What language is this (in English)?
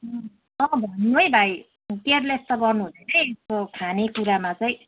Nepali